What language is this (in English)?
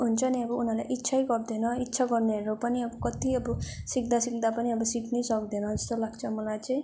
Nepali